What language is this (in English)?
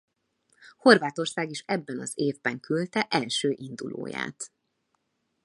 Hungarian